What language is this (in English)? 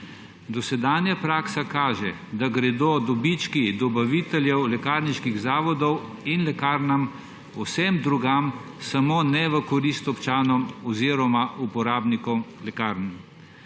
Slovenian